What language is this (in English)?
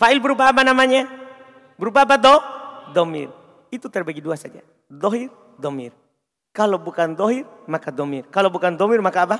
Indonesian